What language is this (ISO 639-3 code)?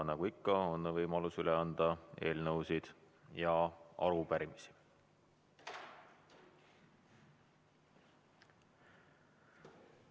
est